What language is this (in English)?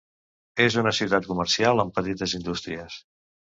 Catalan